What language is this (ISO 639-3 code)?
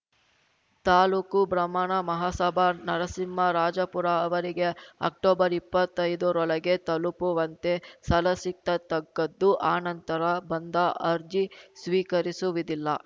kan